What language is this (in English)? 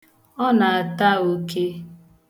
Igbo